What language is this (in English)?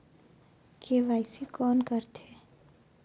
Chhattisgarhi